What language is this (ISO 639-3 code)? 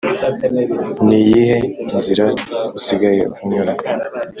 kin